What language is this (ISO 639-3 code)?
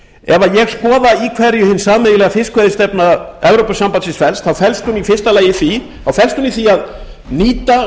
isl